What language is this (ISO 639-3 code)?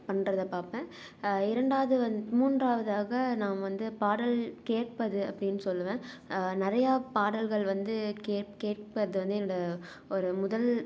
tam